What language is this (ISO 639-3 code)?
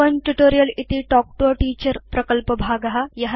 san